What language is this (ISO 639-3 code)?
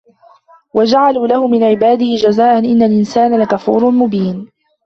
ara